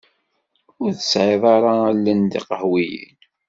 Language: Kabyle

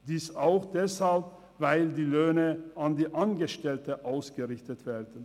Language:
Swiss German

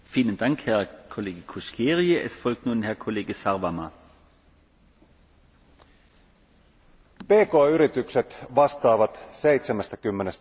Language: Finnish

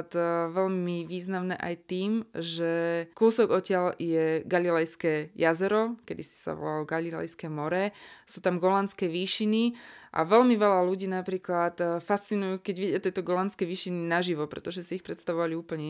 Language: Slovak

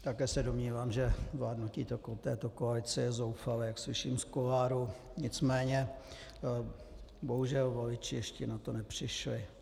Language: Czech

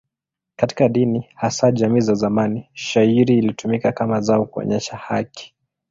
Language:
Swahili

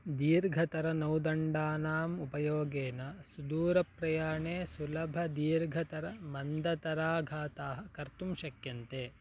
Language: Sanskrit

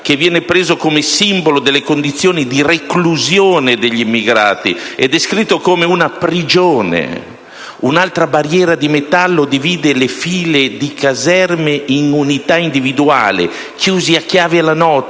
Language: Italian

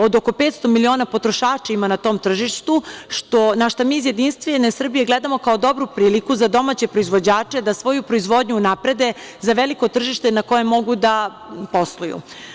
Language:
Serbian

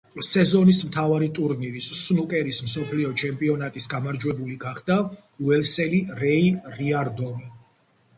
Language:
Georgian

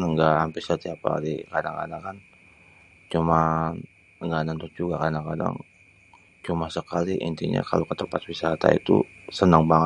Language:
Betawi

